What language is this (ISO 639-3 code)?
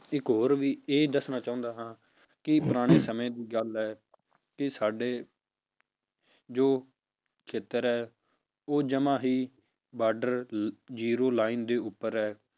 pan